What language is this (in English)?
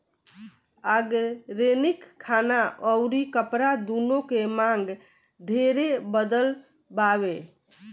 Bhojpuri